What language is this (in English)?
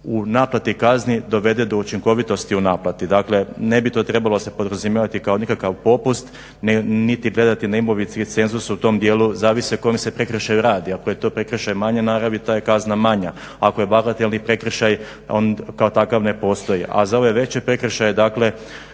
Croatian